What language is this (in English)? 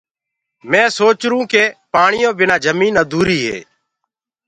Gurgula